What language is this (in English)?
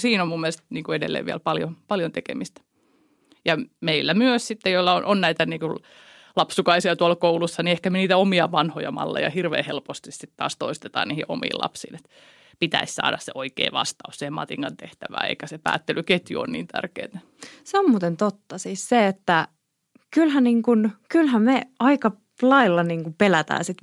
Finnish